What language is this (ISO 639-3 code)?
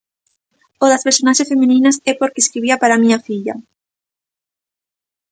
glg